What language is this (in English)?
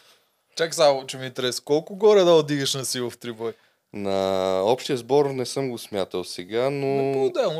Bulgarian